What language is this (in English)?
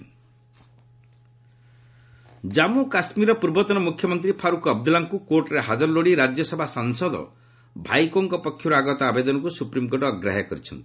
Odia